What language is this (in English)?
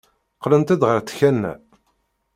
Kabyle